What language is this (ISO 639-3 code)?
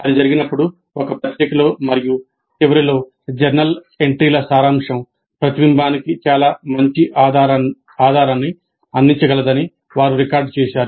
tel